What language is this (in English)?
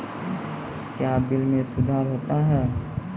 Maithili